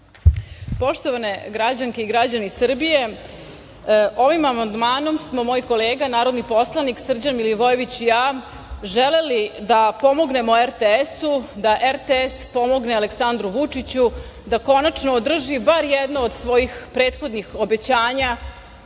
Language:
Serbian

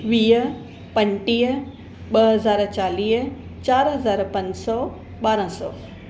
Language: Sindhi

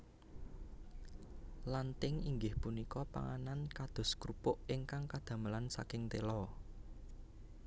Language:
Javanese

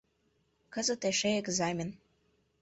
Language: Mari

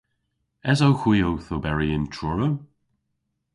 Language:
Cornish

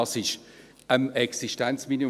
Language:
Swiss German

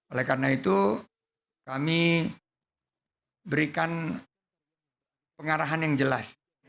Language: Indonesian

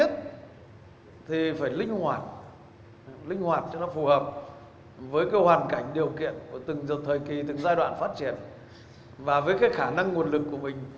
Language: Vietnamese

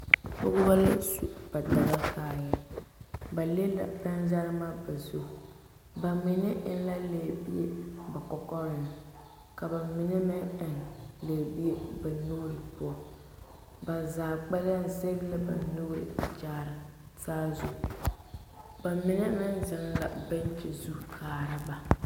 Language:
Southern Dagaare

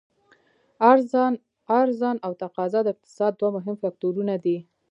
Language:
Pashto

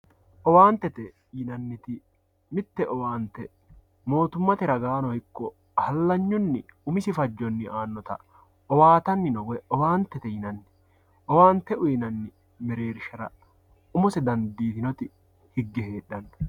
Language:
Sidamo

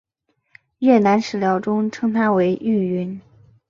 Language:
Chinese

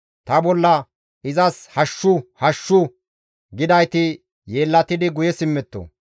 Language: Gamo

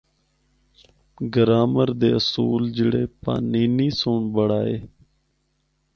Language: Northern Hindko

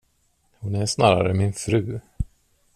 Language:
Swedish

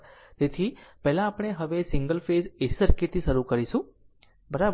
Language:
Gujarati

